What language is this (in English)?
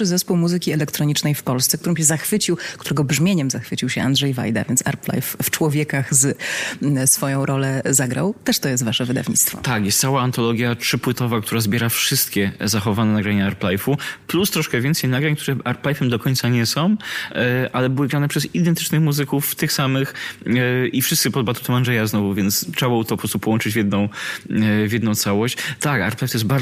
Polish